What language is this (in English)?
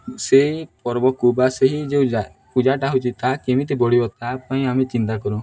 Odia